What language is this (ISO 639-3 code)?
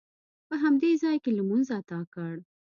pus